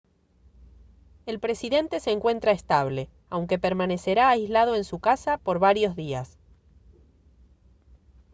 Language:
Spanish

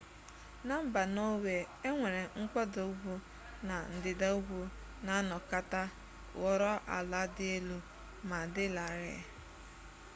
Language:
Igbo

